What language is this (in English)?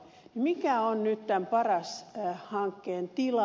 Finnish